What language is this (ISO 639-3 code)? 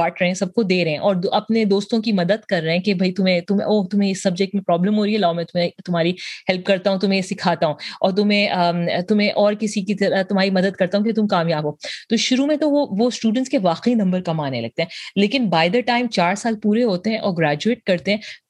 urd